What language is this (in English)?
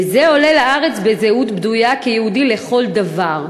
Hebrew